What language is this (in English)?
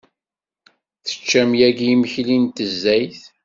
Kabyle